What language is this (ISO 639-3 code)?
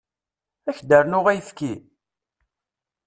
kab